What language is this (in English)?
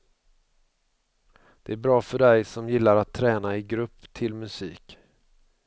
Swedish